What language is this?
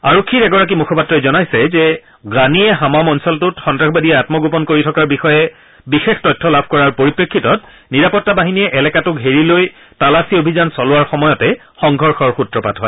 Assamese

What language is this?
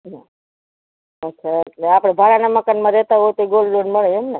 Gujarati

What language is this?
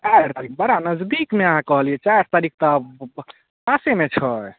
Maithili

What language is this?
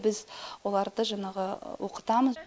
Kazakh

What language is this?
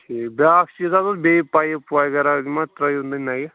Kashmiri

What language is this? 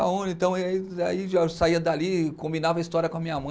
Portuguese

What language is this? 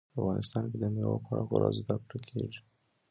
Pashto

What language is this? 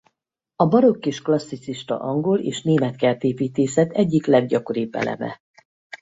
Hungarian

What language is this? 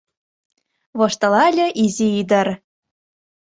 Mari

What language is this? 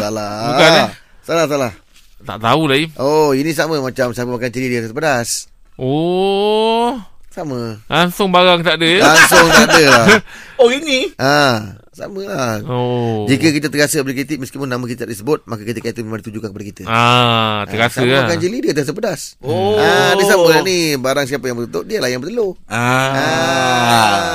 Malay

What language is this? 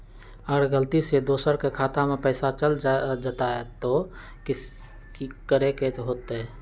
Magahi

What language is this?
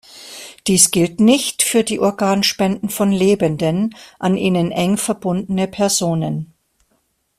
German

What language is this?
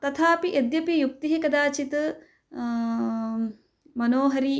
Sanskrit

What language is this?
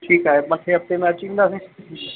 Sindhi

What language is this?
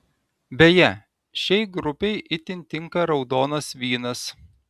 Lithuanian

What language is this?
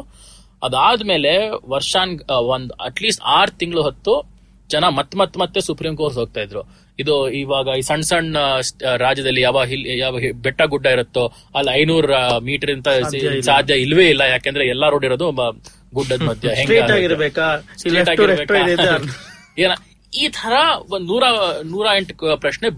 Kannada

